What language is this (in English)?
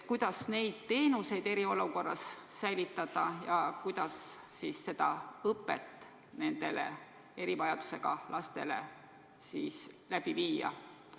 Estonian